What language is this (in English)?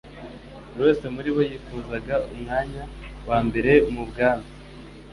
Kinyarwanda